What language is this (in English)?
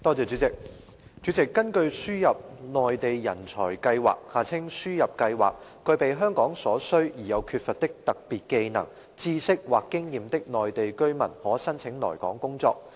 Cantonese